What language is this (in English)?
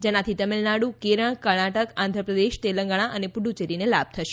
Gujarati